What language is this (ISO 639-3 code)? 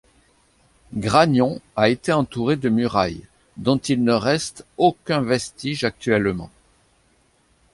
fra